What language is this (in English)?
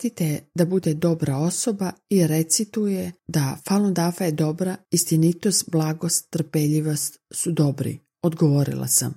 Croatian